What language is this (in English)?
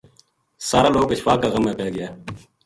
Gujari